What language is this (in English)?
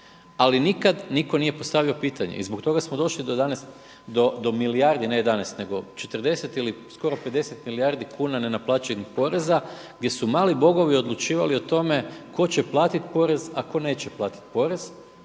Croatian